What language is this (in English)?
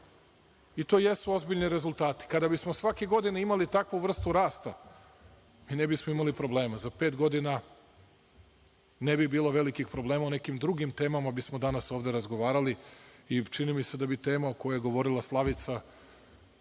Serbian